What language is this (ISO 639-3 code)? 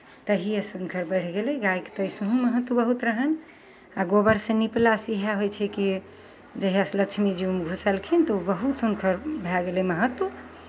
mai